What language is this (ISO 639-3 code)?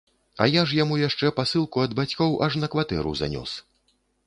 bel